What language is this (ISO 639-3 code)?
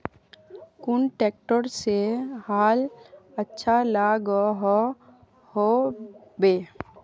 mag